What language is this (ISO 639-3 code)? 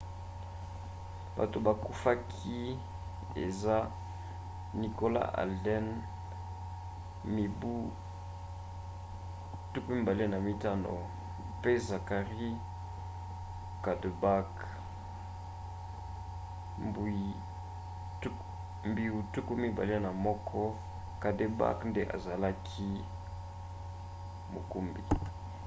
lin